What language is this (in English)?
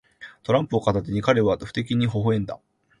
Japanese